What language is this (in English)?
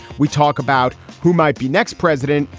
English